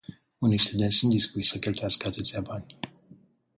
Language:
Romanian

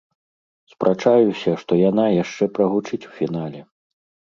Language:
Belarusian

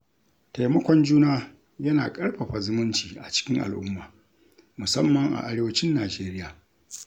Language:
Hausa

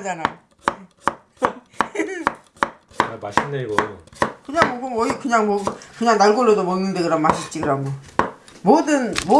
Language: Korean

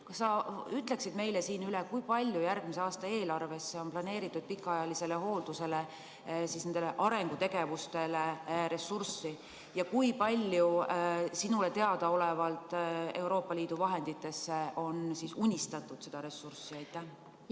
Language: Estonian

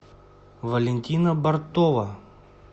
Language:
Russian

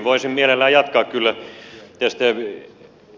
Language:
Finnish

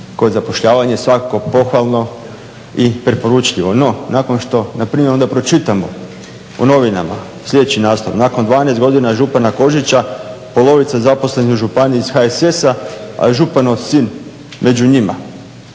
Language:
Croatian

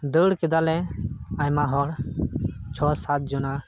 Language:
Santali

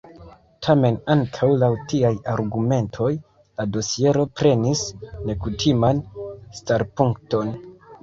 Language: Esperanto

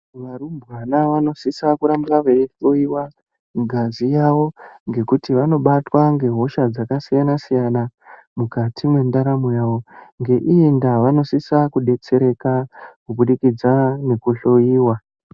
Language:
Ndau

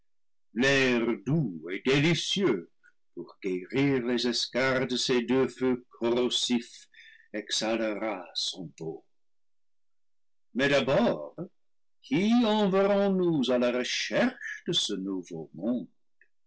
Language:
French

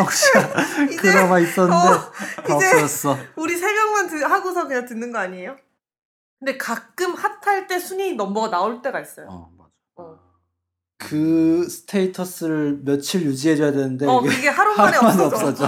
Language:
Korean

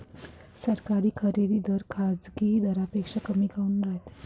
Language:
Marathi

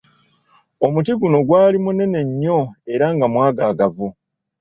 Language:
Ganda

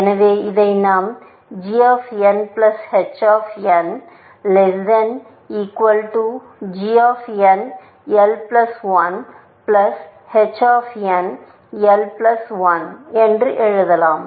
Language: Tamil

